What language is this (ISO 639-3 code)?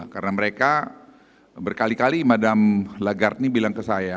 ind